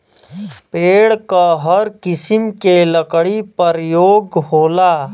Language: Bhojpuri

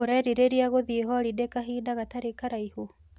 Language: Kikuyu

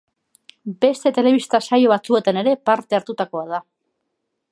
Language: Basque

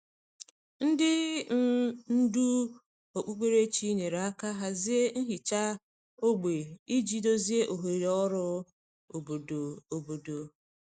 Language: Igbo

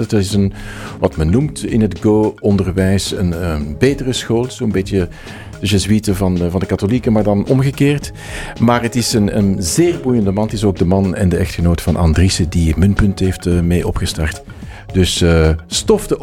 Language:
Dutch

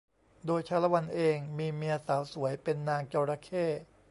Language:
Thai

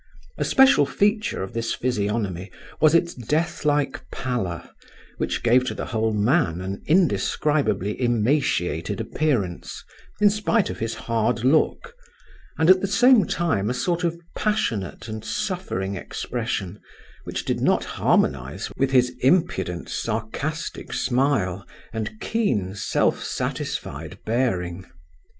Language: English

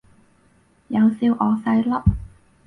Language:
Cantonese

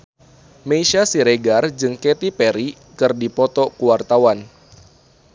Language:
Sundanese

